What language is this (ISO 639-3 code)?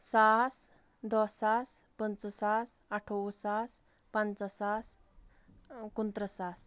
kas